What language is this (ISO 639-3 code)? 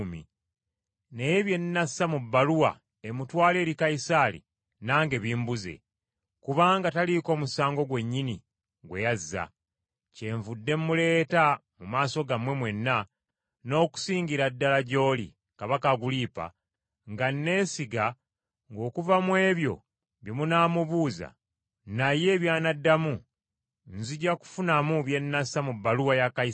lug